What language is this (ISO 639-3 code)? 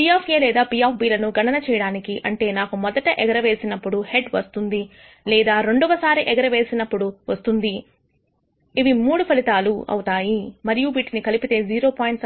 tel